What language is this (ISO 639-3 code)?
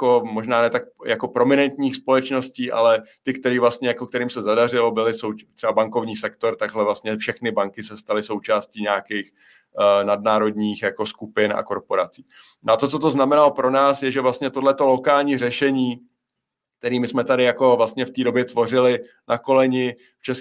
ces